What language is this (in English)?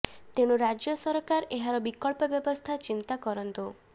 Odia